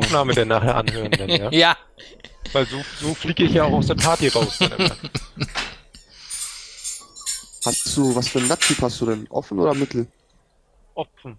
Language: German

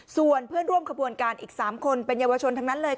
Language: Thai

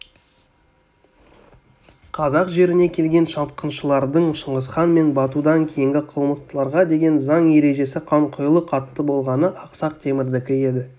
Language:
Kazakh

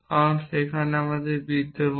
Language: Bangla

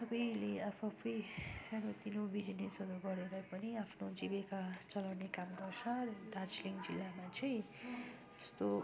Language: Nepali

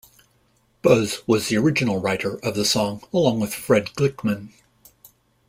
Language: English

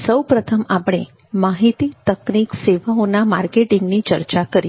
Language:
Gujarati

